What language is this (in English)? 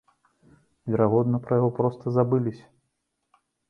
Belarusian